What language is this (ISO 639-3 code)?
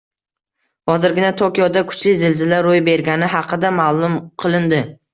uzb